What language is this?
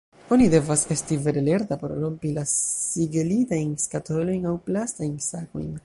Esperanto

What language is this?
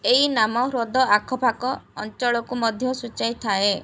Odia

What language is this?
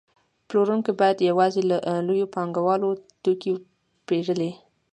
Pashto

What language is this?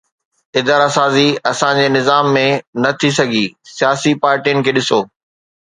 Sindhi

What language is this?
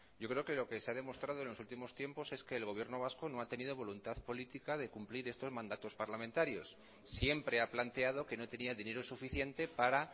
Spanish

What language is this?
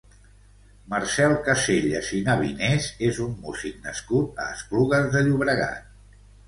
Catalan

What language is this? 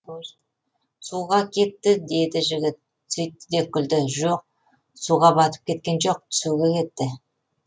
Kazakh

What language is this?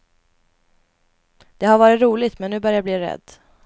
Swedish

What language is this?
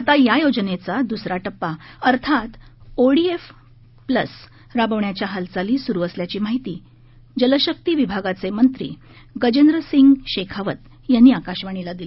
Marathi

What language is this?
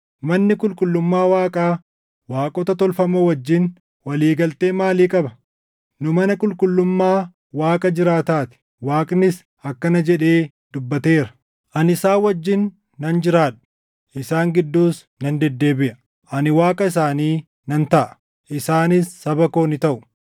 Oromo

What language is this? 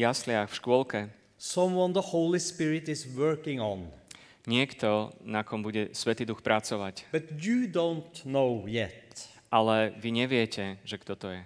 Slovak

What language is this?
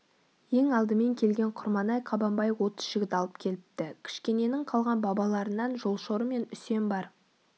Kazakh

